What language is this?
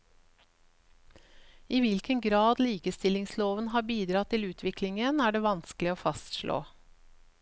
Norwegian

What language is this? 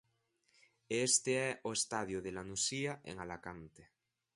Galician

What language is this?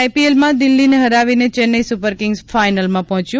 Gujarati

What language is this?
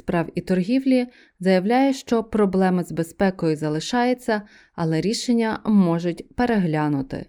Ukrainian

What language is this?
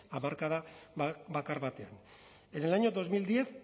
Spanish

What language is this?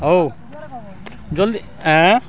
Odia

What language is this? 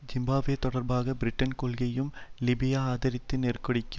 Tamil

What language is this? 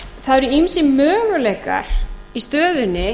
Icelandic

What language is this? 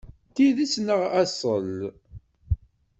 Kabyle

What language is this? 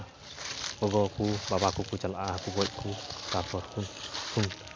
Santali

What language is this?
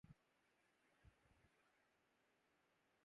Urdu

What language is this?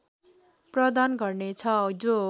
Nepali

